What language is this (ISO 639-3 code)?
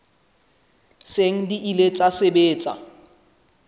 sot